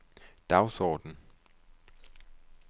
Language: Danish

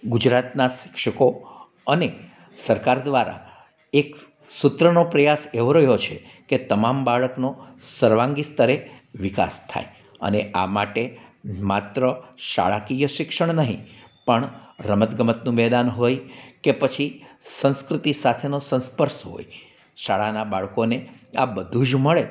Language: Gujarati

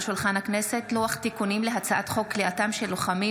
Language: Hebrew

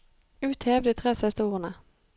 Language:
Norwegian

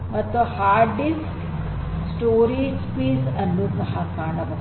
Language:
Kannada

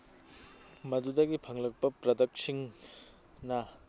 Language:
Manipuri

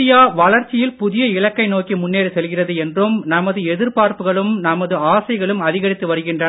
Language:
Tamil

